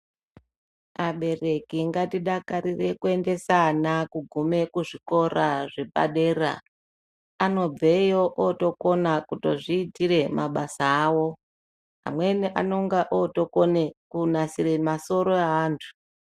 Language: Ndau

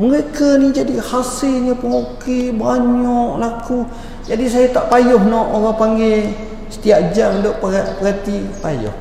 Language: Malay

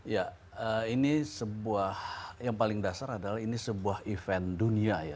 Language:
Indonesian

